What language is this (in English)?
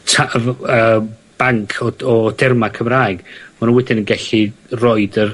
Welsh